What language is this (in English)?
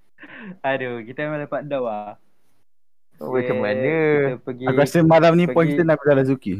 Malay